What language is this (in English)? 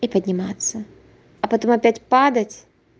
Russian